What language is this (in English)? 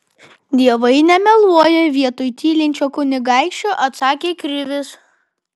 Lithuanian